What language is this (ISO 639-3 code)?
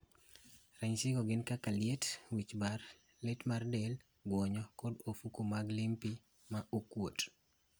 luo